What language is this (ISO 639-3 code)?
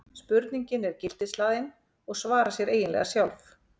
isl